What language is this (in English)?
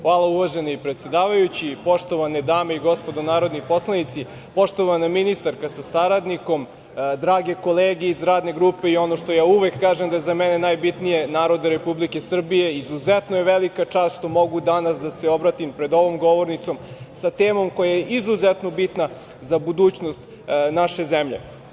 Serbian